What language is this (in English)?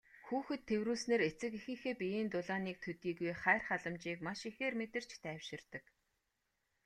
Mongolian